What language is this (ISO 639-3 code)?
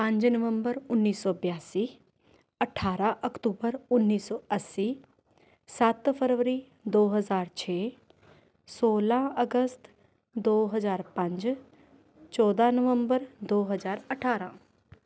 pan